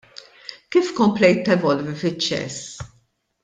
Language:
Maltese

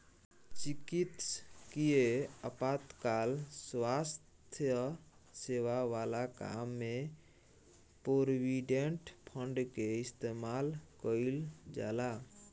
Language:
Bhojpuri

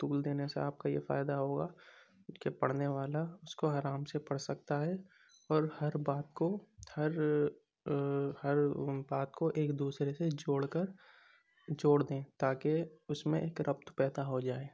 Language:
Urdu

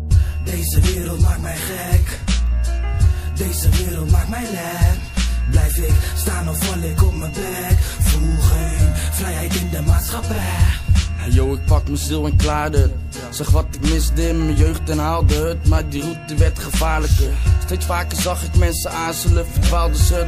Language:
Dutch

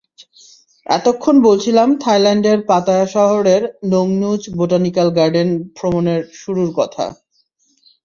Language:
Bangla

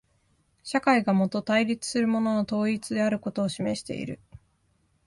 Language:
Japanese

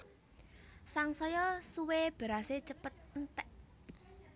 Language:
Javanese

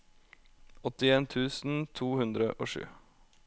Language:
Norwegian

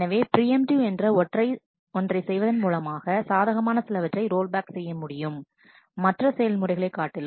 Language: Tamil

